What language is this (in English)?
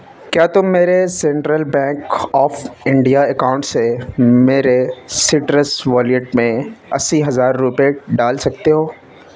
Urdu